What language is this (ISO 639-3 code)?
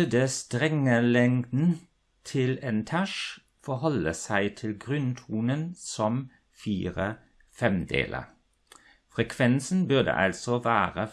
deu